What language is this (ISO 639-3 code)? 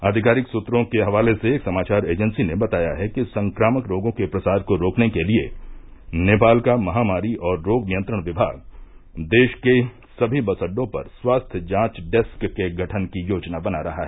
hin